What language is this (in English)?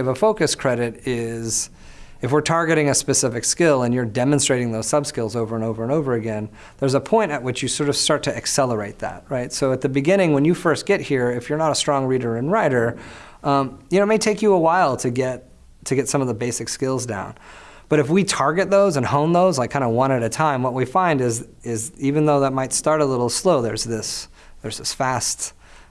English